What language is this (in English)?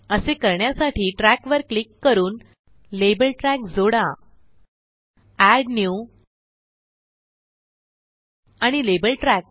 Marathi